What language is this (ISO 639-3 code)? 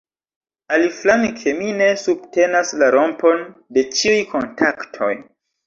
epo